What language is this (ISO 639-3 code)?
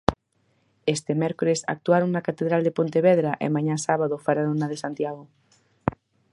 glg